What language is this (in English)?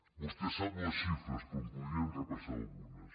Catalan